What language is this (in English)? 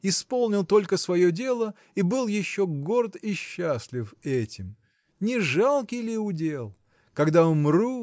Russian